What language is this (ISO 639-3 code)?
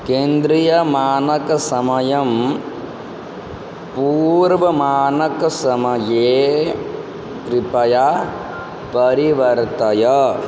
san